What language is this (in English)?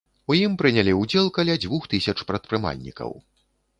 Belarusian